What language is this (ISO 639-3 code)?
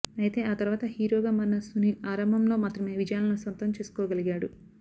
tel